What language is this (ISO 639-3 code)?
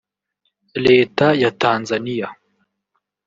kin